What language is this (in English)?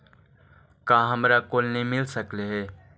Magahi